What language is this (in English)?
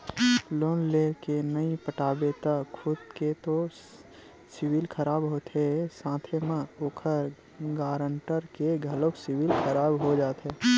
Chhattisgarhi